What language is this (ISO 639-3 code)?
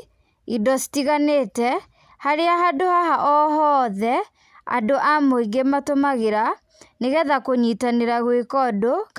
kik